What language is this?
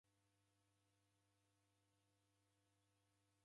Taita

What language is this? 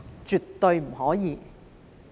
Cantonese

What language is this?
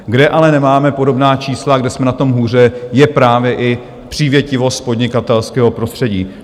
Czech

